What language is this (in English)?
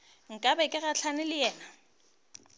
Northern Sotho